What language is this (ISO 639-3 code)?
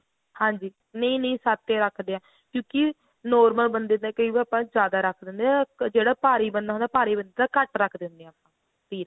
pan